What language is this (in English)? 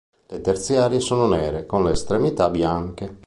Italian